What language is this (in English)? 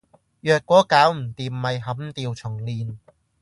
Cantonese